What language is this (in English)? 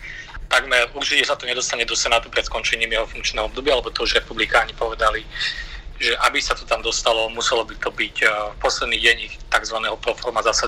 Slovak